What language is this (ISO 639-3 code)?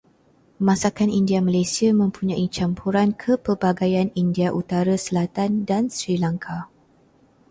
msa